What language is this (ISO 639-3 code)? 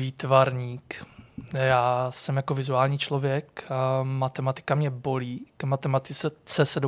ces